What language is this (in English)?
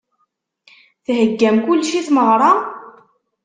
Kabyle